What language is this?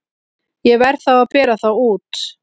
Icelandic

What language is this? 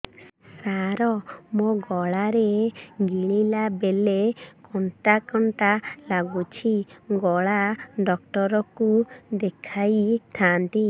Odia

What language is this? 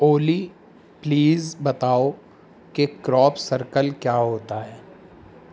Urdu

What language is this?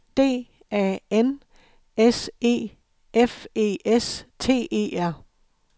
Danish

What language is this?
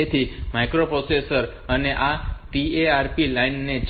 Gujarati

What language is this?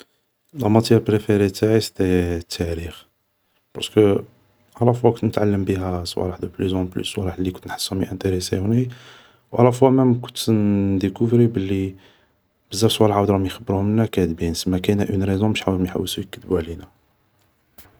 Algerian Arabic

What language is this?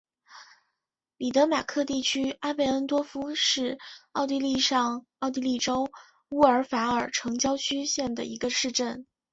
Chinese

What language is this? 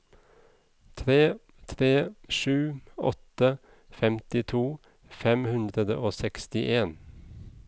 Norwegian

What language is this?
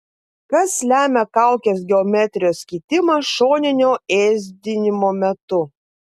Lithuanian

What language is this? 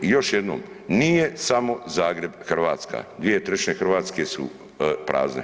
Croatian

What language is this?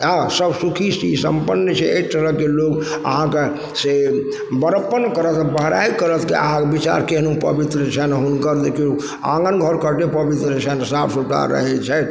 Maithili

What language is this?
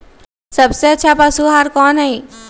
Magahi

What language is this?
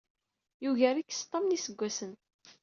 Kabyle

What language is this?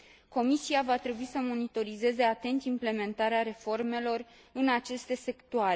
Romanian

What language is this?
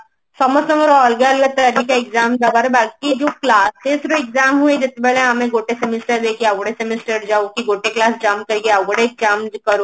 Odia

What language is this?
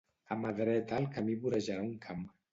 Catalan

